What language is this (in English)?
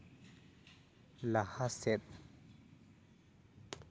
Santali